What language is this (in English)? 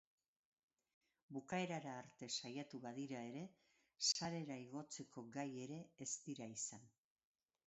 Basque